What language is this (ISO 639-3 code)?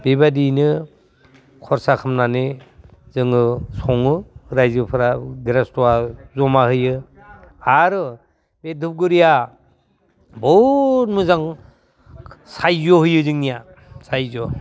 brx